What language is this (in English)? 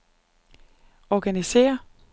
Danish